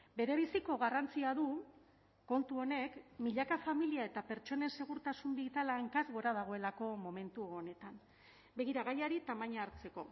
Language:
Basque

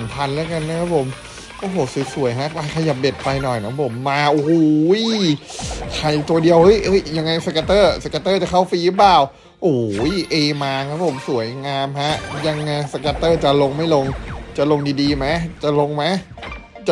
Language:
Thai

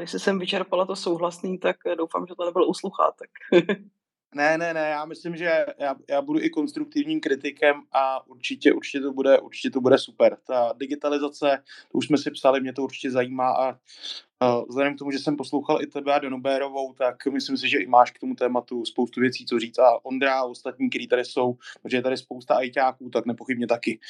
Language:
Czech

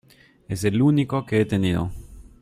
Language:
Spanish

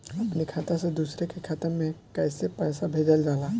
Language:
Bhojpuri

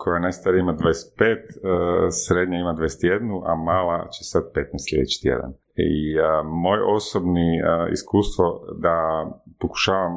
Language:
Croatian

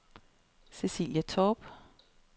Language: Danish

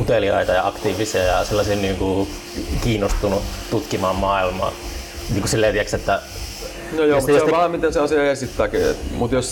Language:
Finnish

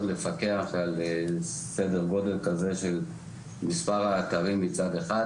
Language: Hebrew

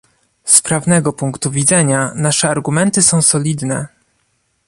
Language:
Polish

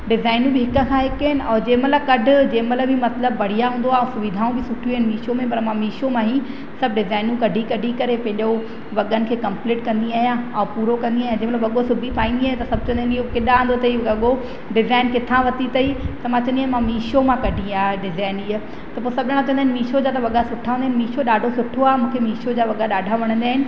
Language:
Sindhi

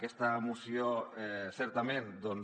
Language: Catalan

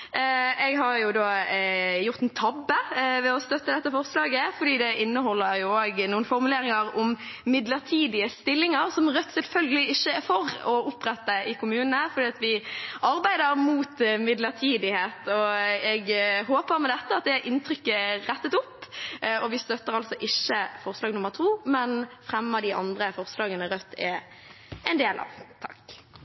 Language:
Norwegian Bokmål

